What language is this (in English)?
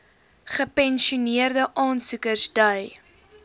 Afrikaans